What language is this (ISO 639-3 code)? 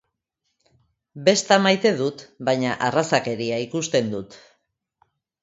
eus